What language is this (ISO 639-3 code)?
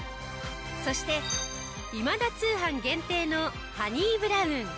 jpn